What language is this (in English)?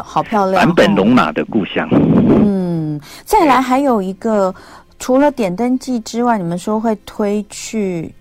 Chinese